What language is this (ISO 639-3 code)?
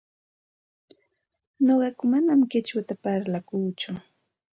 qxt